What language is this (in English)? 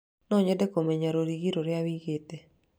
Kikuyu